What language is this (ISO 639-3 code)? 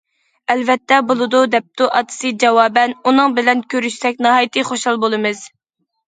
uig